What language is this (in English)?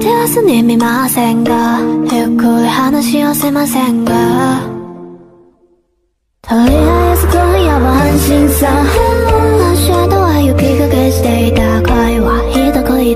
Korean